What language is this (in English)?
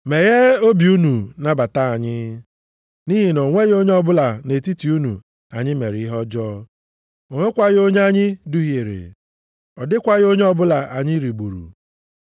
Igbo